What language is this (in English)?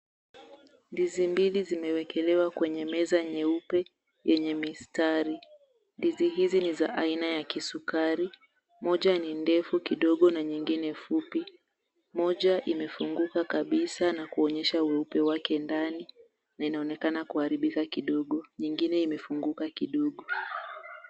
Swahili